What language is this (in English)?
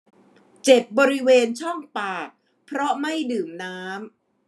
Thai